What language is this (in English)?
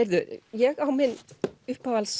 Icelandic